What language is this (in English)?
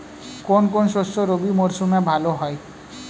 Bangla